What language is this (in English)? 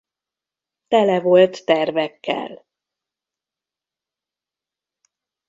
Hungarian